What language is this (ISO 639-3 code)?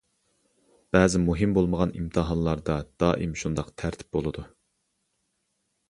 uig